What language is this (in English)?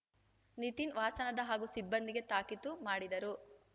Kannada